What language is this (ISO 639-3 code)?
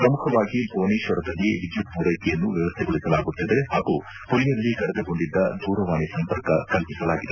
kan